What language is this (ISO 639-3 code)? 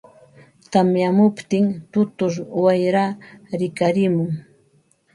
qva